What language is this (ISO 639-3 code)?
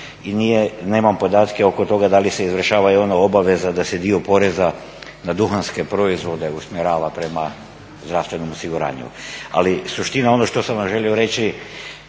hrv